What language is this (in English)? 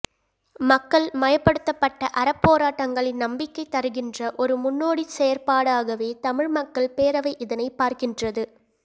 Tamil